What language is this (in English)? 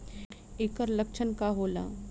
Bhojpuri